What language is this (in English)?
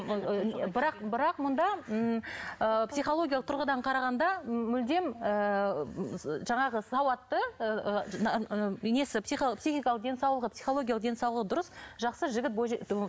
Kazakh